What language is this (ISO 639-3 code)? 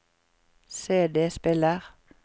nor